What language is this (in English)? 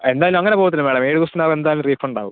Malayalam